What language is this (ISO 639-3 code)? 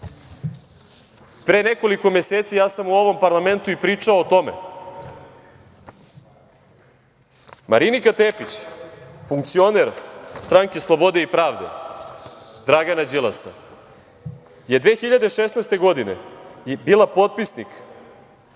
srp